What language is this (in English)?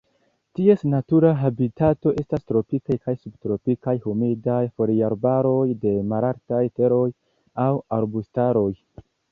Esperanto